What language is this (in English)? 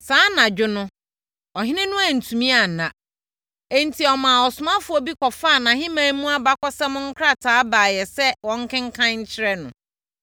Akan